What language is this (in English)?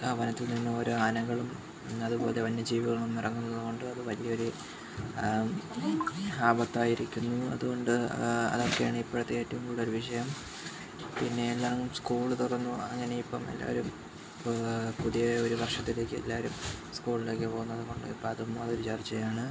Malayalam